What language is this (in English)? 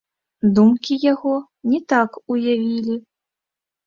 Belarusian